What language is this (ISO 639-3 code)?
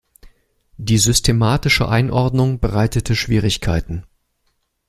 deu